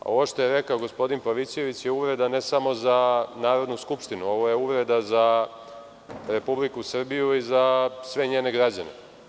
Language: Serbian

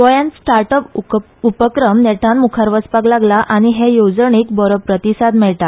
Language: Konkani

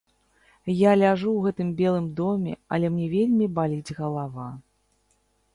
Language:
Belarusian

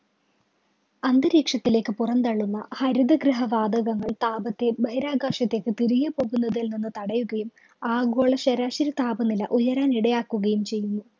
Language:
Malayalam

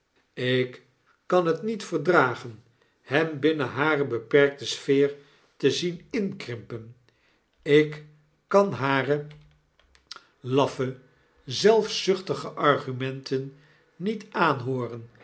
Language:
Dutch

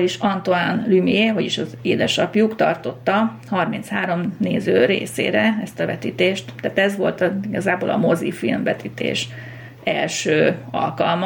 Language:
Hungarian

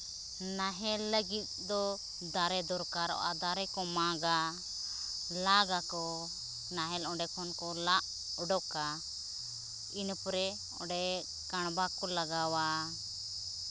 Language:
Santali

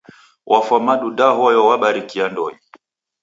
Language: Taita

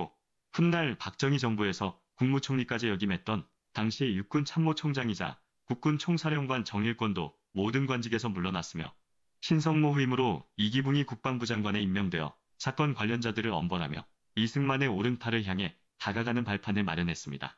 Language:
Korean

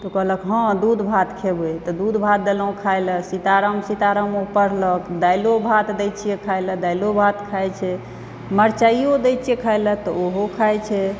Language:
Maithili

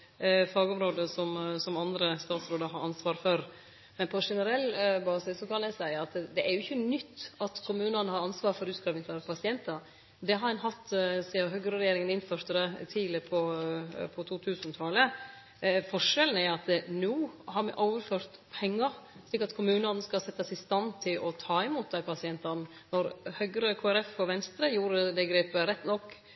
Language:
Norwegian Nynorsk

